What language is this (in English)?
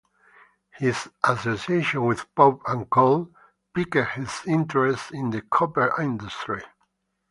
English